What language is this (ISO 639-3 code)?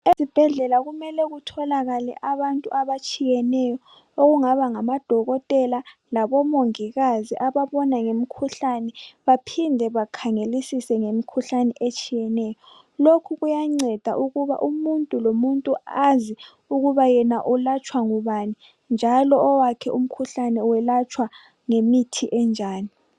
nde